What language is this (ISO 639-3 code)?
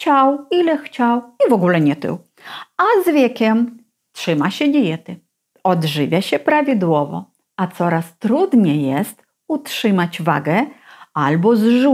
pol